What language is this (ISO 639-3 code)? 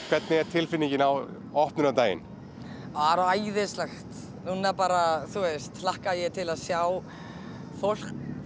isl